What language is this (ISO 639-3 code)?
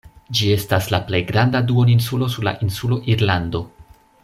epo